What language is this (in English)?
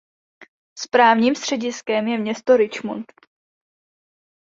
Czech